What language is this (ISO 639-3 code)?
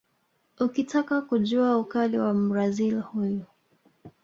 swa